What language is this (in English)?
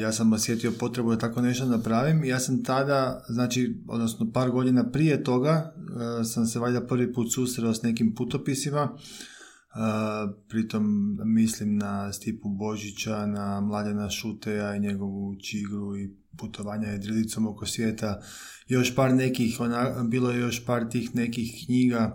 Croatian